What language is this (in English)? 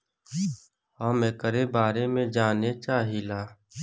Bhojpuri